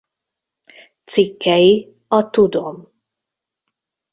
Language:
Hungarian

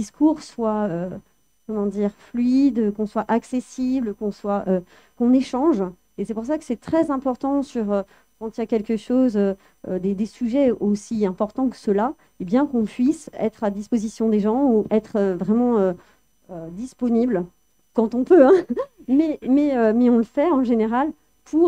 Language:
French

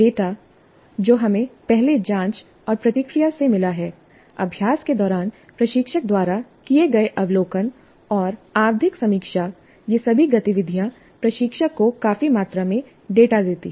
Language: Hindi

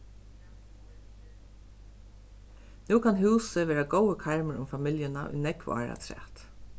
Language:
Faroese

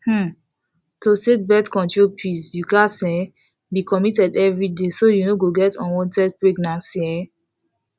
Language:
Nigerian Pidgin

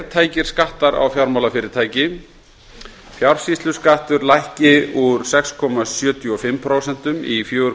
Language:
Icelandic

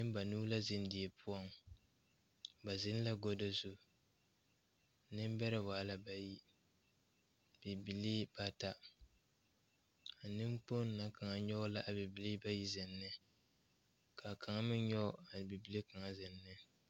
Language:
Southern Dagaare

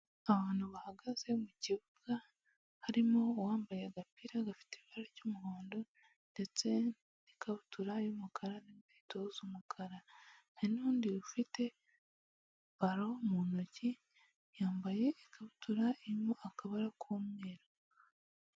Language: Kinyarwanda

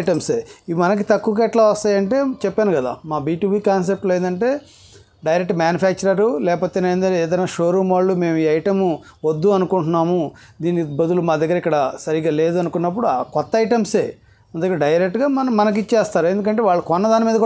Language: Telugu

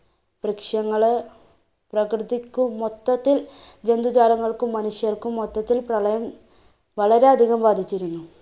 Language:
Malayalam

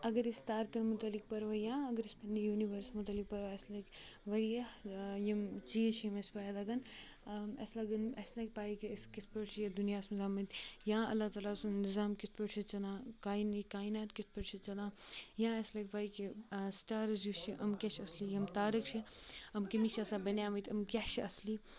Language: Kashmiri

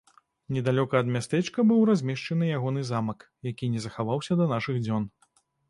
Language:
Belarusian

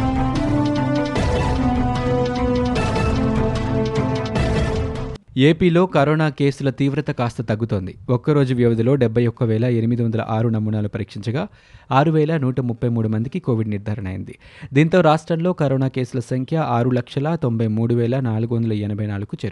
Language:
Telugu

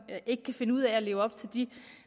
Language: Danish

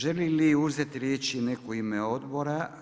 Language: Croatian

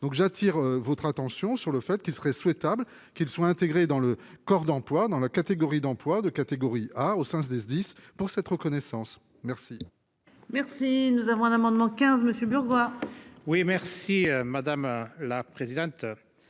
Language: French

